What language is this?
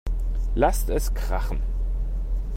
German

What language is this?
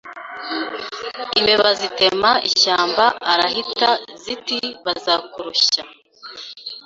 Kinyarwanda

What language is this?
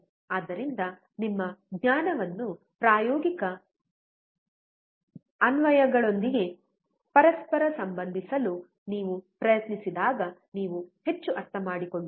Kannada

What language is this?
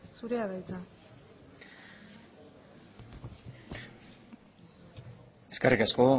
Basque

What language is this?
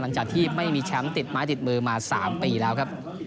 Thai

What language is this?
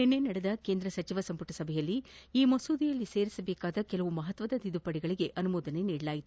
Kannada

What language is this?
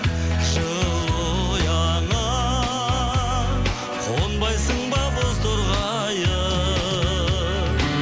Kazakh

